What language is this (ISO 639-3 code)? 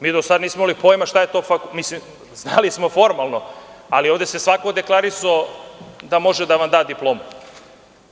srp